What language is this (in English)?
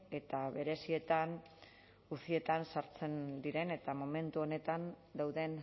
Basque